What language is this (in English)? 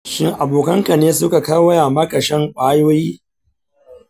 Hausa